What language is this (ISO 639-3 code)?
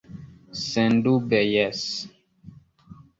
epo